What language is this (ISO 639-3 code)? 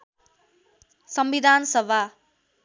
nep